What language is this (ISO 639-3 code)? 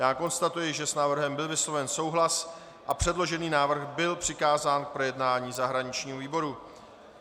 ces